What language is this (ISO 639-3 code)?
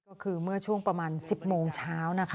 tha